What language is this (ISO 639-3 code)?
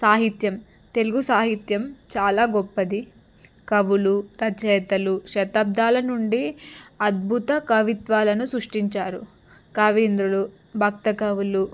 tel